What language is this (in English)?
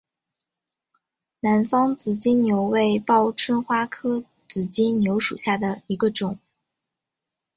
Chinese